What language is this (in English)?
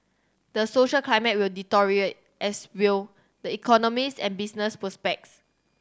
English